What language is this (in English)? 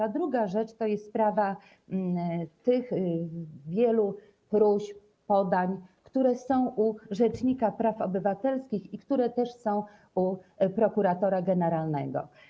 Polish